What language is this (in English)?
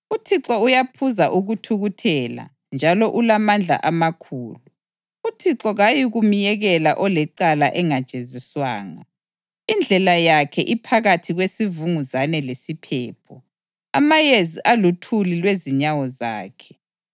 North Ndebele